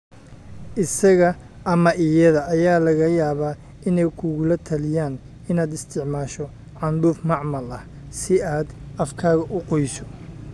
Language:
Somali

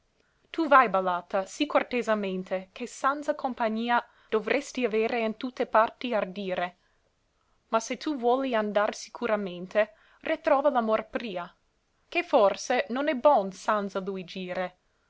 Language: Italian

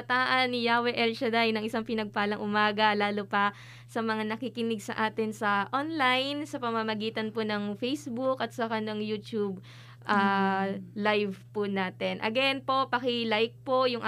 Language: Filipino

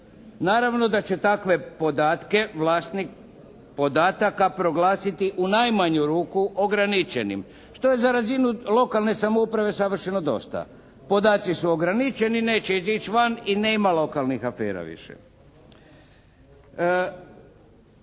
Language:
Croatian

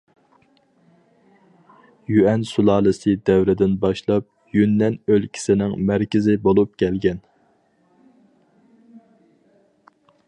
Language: Uyghur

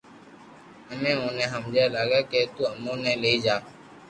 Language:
Loarki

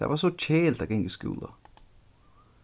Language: Faroese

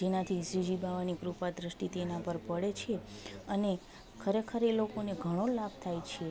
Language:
Gujarati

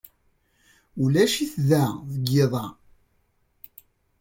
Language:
Kabyle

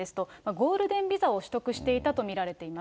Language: Japanese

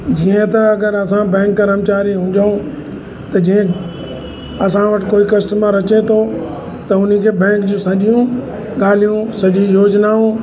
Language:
Sindhi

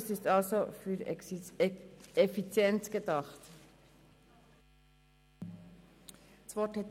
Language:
Swiss German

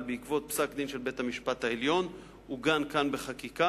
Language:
Hebrew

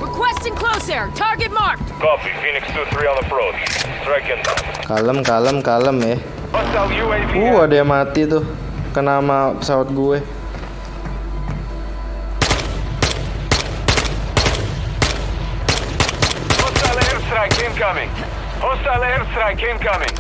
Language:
Indonesian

